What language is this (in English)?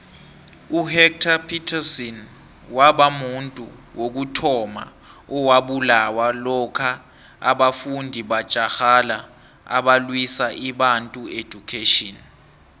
South Ndebele